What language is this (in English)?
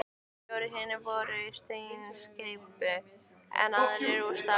Icelandic